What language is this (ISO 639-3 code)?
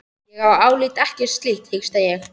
isl